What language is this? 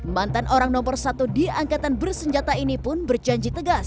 Indonesian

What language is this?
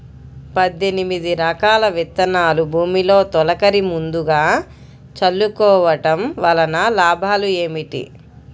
Telugu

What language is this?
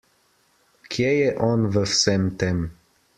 Slovenian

